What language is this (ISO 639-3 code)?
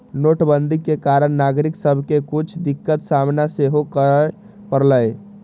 mag